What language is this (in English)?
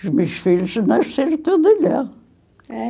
Portuguese